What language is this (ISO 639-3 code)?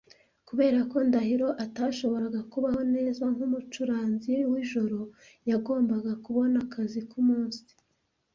kin